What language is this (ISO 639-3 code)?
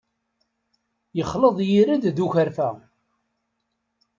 kab